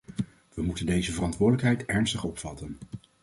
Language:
Dutch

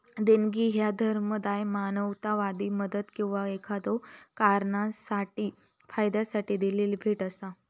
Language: Marathi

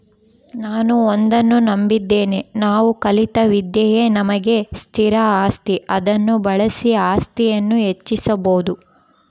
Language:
Kannada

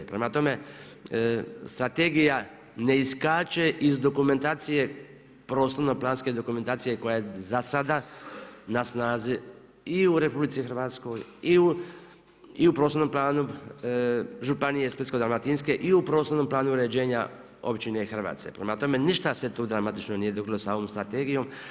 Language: Croatian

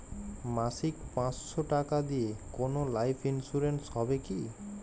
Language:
Bangla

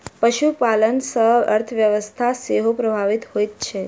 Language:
Maithili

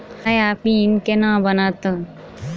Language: Maithili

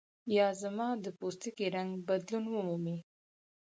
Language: Pashto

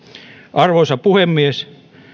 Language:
Finnish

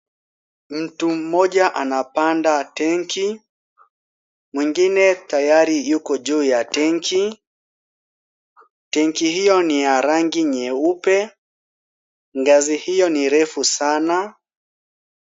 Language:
Swahili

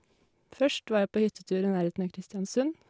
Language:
Norwegian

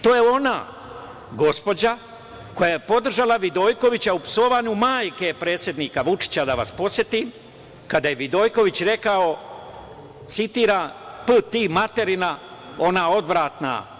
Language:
Serbian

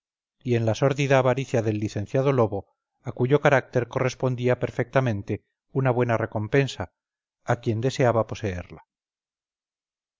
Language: Spanish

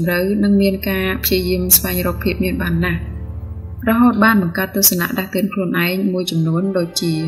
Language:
Vietnamese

